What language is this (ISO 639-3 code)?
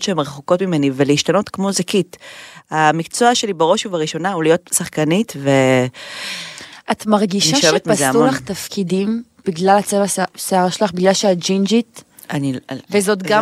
heb